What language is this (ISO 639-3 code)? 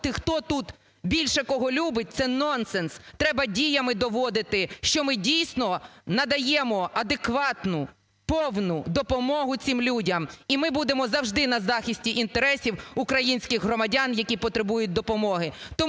ukr